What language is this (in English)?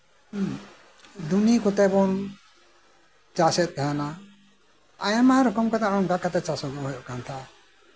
Santali